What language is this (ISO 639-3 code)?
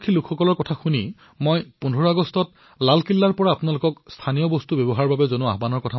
asm